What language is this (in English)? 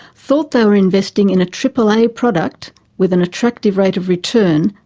English